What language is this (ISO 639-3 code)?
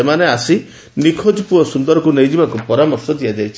ori